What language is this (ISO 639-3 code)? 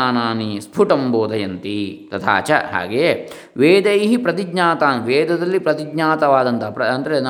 kan